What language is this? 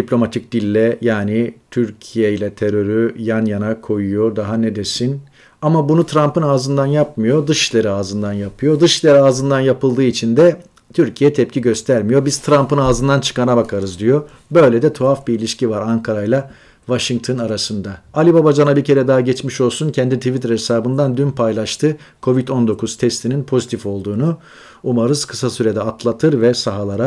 Turkish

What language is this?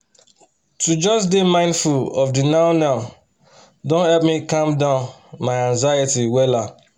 Nigerian Pidgin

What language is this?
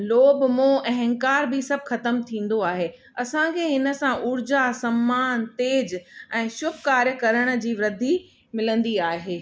Sindhi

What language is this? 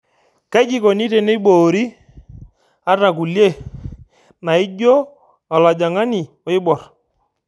Masai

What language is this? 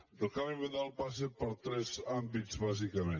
Catalan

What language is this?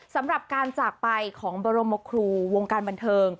Thai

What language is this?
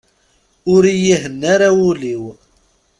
Kabyle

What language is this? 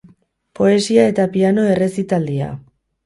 Basque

